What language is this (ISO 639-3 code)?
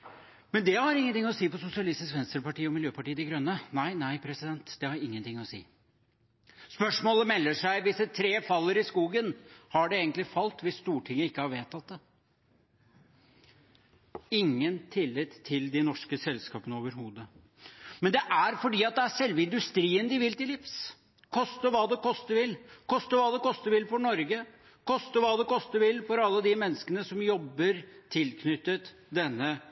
nob